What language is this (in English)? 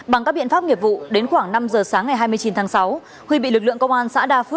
Vietnamese